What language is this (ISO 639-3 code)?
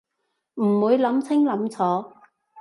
yue